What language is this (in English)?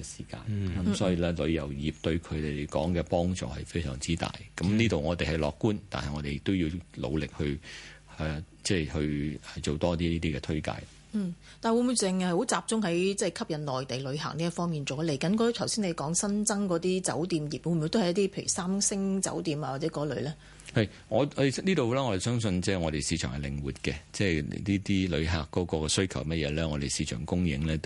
Chinese